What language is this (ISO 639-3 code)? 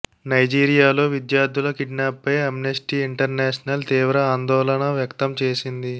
tel